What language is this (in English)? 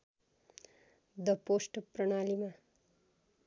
Nepali